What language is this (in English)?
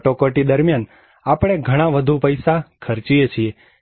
Gujarati